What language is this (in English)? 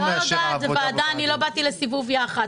Hebrew